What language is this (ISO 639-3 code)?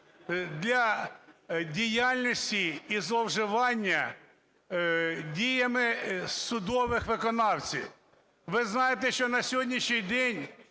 ukr